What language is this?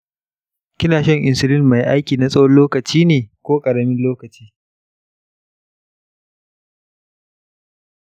Hausa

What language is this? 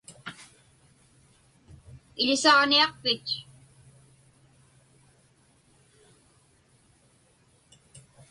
Inupiaq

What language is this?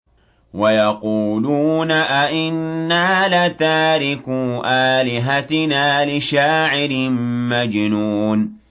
Arabic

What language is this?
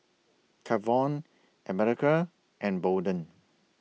English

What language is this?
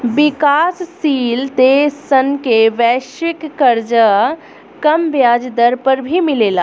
Bhojpuri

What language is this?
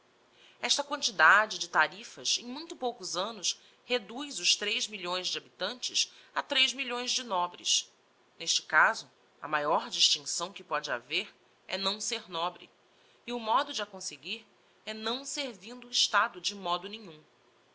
Portuguese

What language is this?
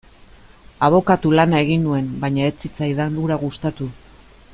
Basque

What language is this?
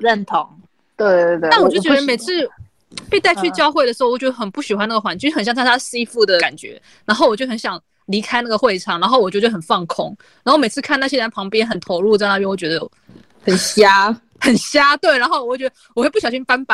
Chinese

